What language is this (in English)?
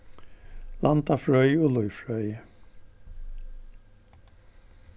Faroese